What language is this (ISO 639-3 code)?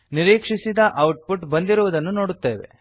kan